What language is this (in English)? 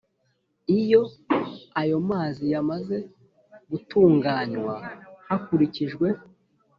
Kinyarwanda